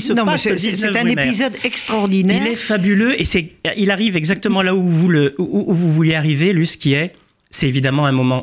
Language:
French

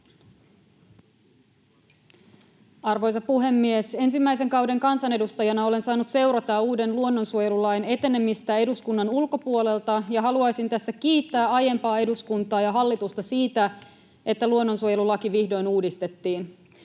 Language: Finnish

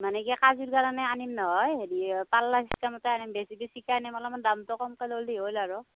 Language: Assamese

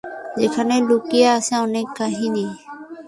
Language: Bangla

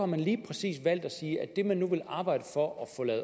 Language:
Danish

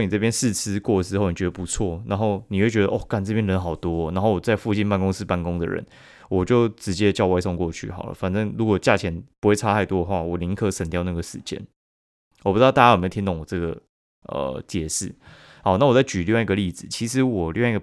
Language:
Chinese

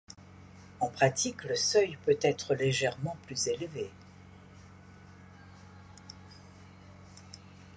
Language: French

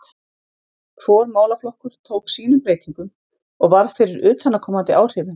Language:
Icelandic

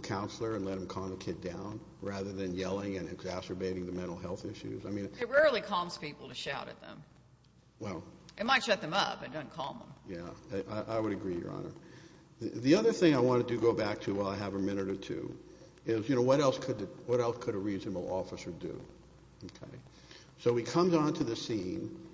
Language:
English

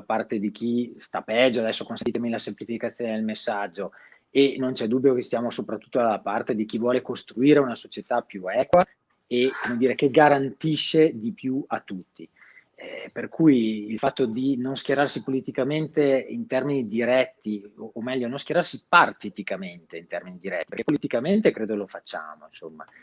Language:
Italian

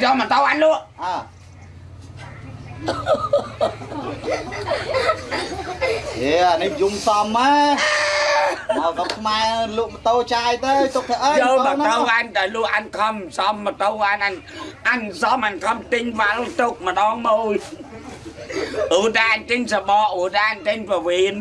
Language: Vietnamese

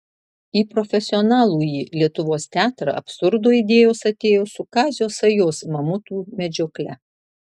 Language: Lithuanian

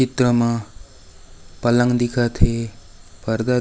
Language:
Chhattisgarhi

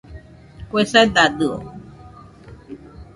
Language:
Nüpode Huitoto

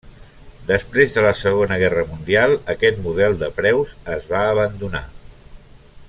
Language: Catalan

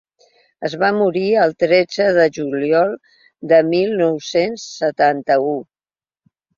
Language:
Catalan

